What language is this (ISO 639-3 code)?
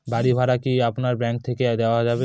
ben